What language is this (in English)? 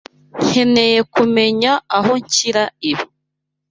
Kinyarwanda